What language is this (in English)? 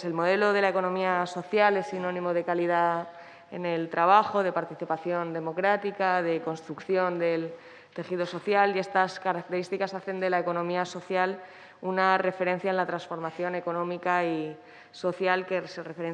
Spanish